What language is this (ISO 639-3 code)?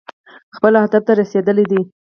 pus